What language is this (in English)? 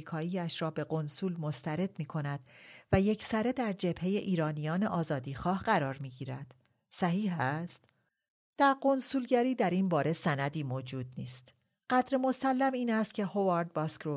Persian